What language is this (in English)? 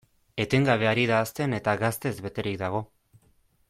Basque